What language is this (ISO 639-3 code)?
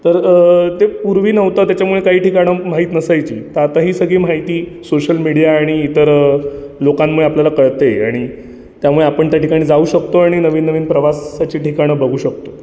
mar